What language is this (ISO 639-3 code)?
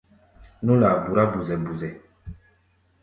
gba